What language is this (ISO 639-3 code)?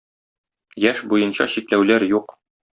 tat